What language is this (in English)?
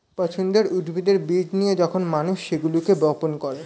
Bangla